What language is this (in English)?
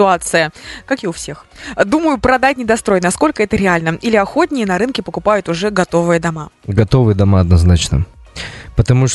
Russian